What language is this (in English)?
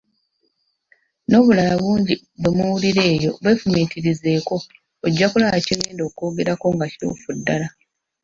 Ganda